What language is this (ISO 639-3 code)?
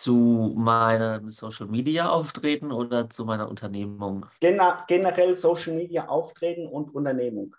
deu